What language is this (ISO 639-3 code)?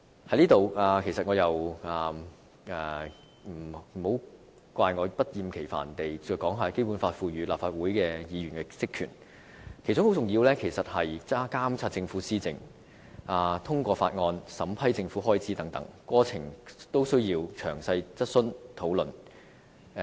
yue